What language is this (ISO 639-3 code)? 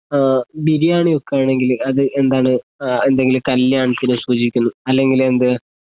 mal